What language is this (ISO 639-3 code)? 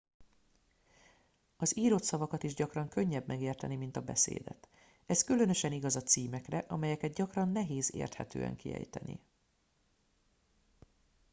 hun